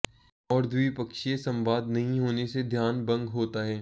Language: Hindi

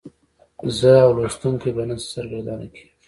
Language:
Pashto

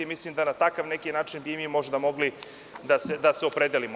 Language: Serbian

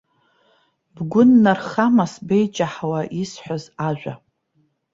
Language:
Abkhazian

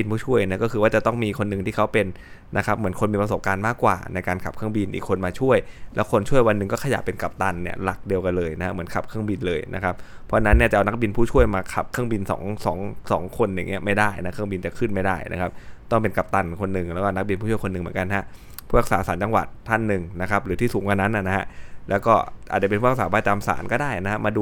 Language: Thai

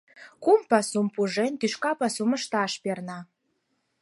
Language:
Mari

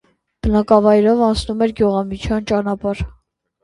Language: Armenian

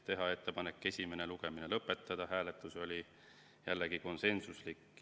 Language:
Estonian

